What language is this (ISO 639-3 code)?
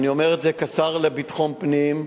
heb